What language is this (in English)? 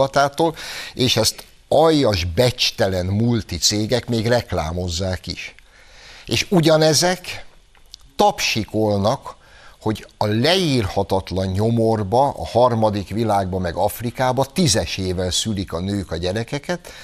Hungarian